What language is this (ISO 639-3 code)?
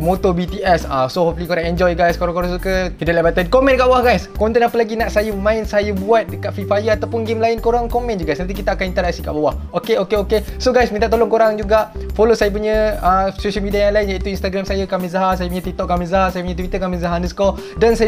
msa